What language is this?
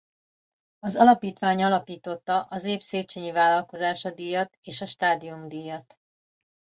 Hungarian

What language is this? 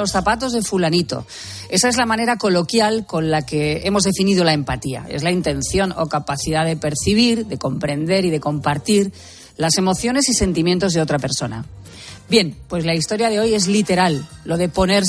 Spanish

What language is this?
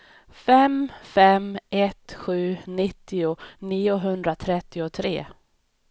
Swedish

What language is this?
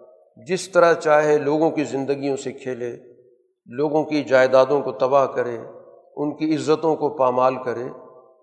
Urdu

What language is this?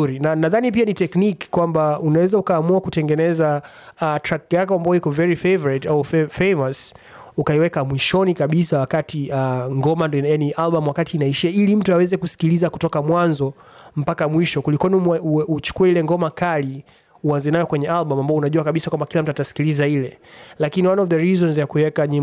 Swahili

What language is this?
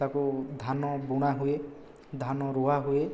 Odia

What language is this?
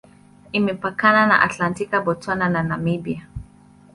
Swahili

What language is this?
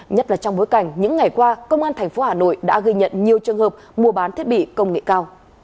Vietnamese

